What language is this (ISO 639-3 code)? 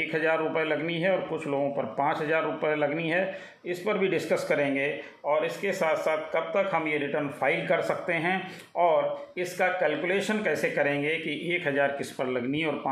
hin